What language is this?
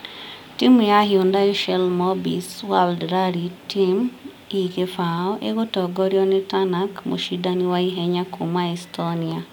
Kikuyu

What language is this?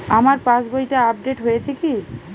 Bangla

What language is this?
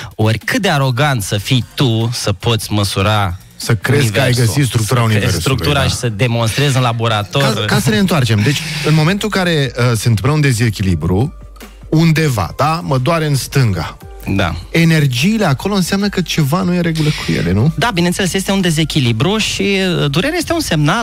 Romanian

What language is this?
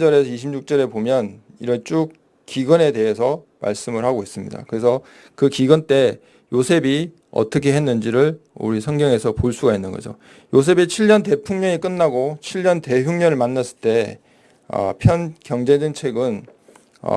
Korean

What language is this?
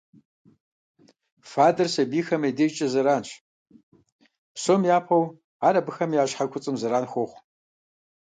Kabardian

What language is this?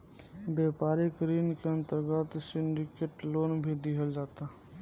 Bhojpuri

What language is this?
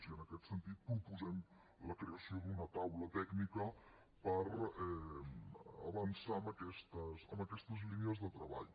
Catalan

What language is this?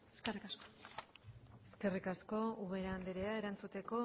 Basque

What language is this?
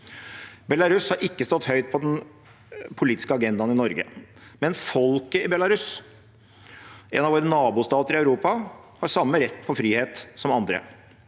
Norwegian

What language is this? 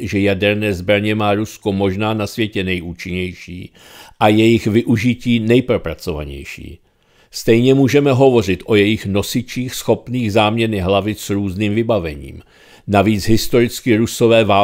Czech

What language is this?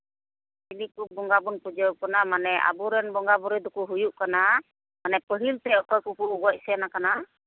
Santali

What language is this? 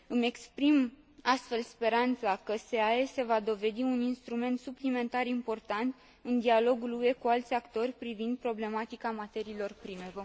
Romanian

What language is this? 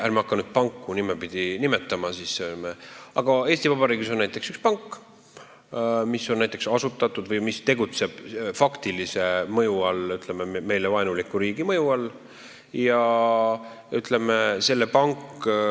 Estonian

